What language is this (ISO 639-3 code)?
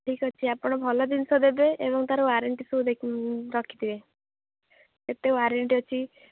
ori